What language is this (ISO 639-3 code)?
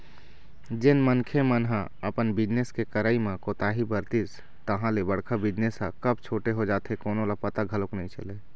hne